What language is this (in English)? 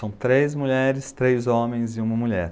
Portuguese